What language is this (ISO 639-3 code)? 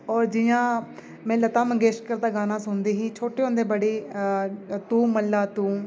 doi